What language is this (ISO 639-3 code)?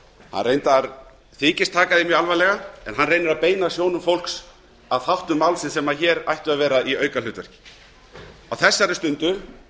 isl